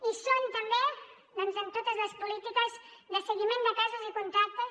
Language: Catalan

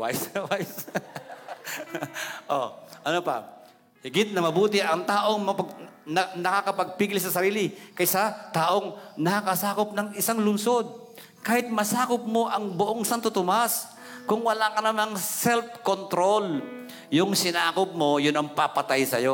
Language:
Filipino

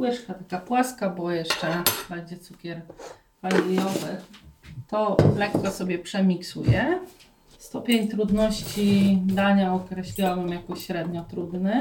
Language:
Polish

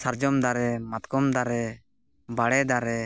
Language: Santali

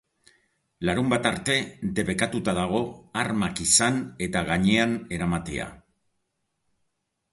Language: Basque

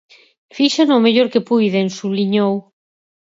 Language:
Galician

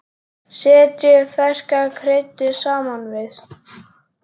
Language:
Icelandic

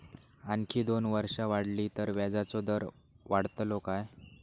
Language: Marathi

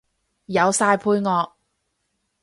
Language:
Cantonese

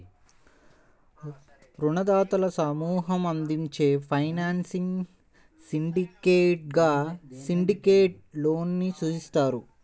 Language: Telugu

